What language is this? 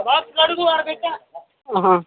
Telugu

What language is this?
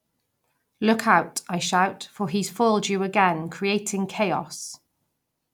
English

